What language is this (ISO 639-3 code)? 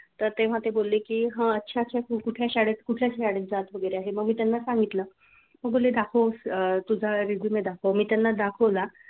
mar